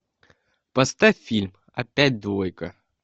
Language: Russian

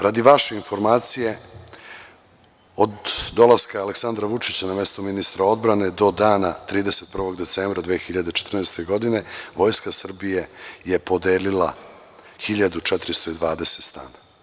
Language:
Serbian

